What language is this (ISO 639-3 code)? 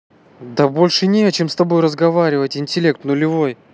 rus